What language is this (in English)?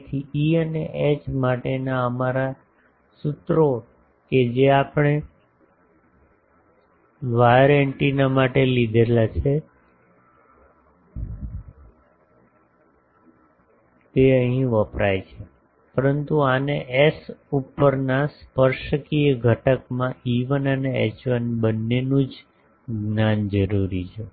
Gujarati